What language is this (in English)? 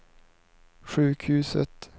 Swedish